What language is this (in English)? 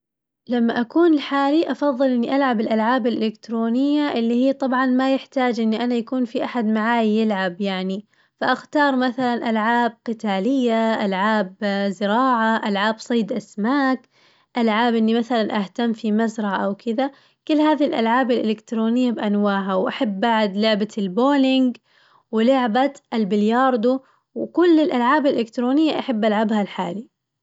Najdi Arabic